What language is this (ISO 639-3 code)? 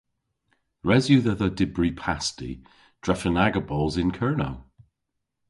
cor